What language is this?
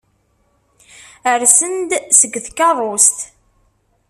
Kabyle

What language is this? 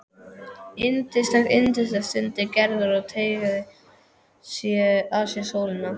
Icelandic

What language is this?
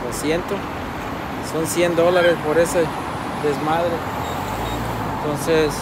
Spanish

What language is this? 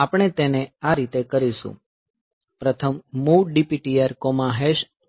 Gujarati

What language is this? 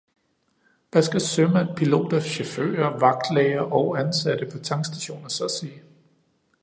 Danish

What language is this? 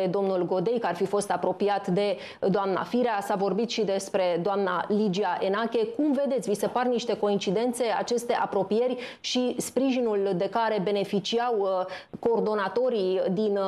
Romanian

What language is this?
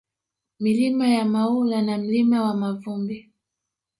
Swahili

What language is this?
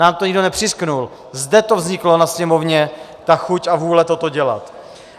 Czech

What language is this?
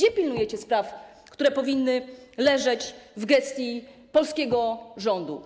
Polish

